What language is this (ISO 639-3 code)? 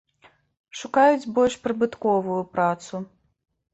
bel